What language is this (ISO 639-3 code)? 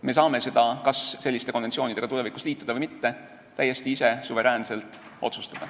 est